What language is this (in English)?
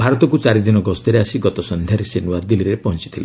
Odia